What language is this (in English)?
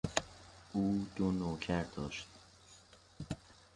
Persian